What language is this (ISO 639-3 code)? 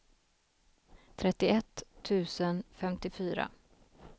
swe